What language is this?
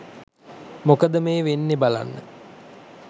Sinhala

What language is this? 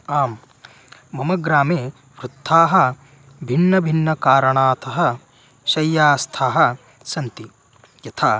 Sanskrit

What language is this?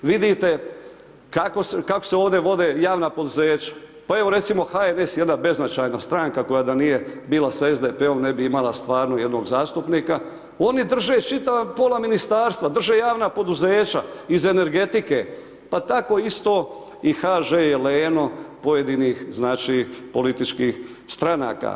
Croatian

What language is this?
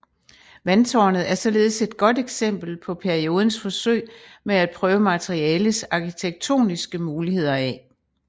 Danish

